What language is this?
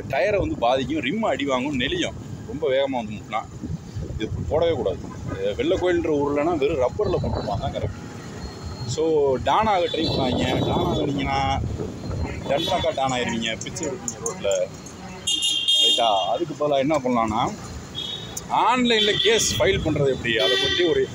Tamil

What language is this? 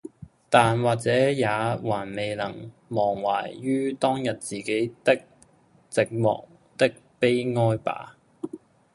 Cantonese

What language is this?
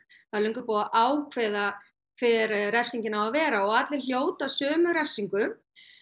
Icelandic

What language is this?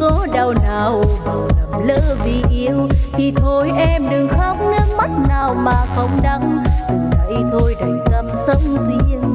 Vietnamese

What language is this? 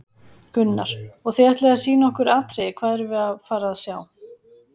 Icelandic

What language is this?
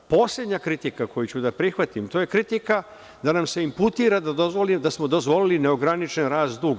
Serbian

